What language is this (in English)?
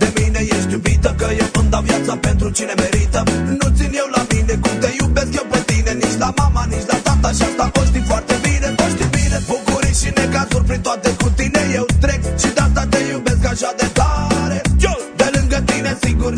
Romanian